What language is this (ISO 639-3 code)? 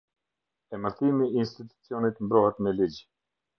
sqi